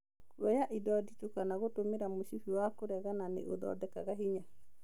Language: Kikuyu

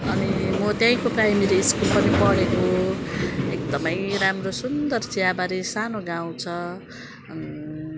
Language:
Nepali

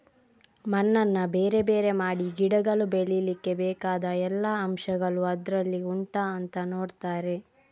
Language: Kannada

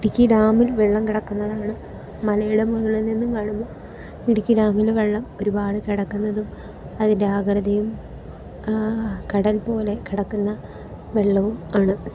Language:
Malayalam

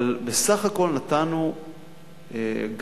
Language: Hebrew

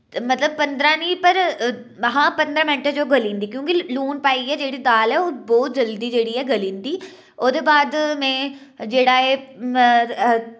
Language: Dogri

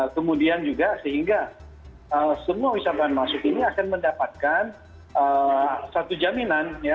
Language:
Indonesian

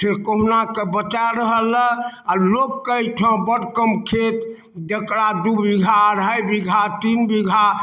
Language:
Maithili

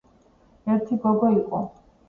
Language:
Georgian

